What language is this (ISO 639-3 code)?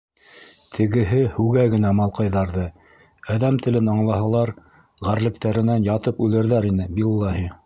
bak